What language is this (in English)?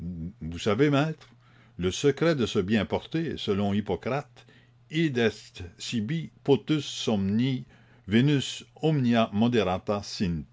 French